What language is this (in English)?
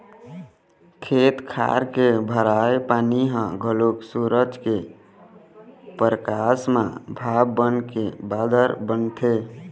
Chhattisgarhi